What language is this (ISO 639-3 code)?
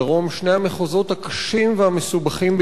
heb